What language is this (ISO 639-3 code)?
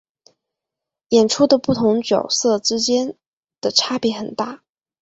zho